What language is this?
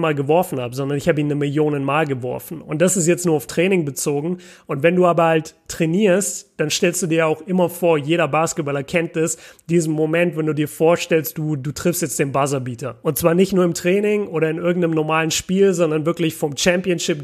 German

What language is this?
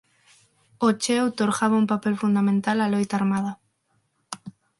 Galician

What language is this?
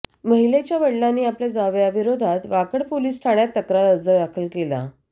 Marathi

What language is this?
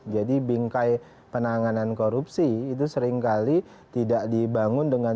Indonesian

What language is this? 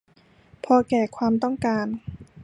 Thai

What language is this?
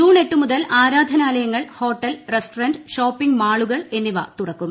Malayalam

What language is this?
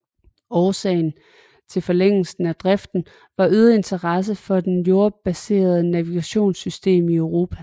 Danish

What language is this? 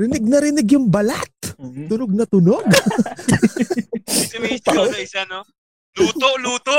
Filipino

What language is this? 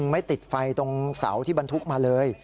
Thai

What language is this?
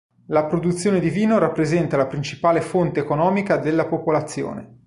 Italian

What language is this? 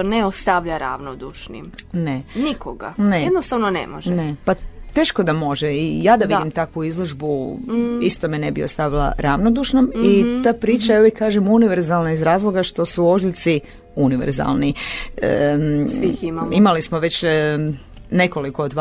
Croatian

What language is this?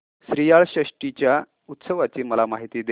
Marathi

